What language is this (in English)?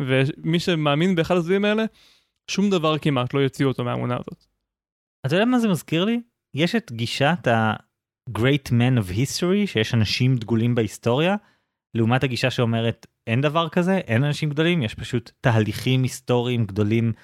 Hebrew